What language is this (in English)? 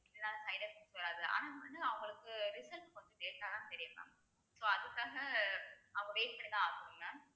Tamil